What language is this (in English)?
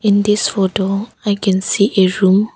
English